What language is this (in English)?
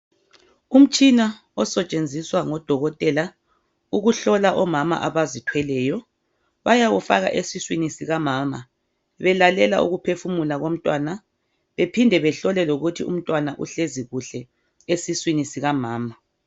North Ndebele